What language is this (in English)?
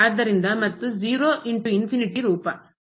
Kannada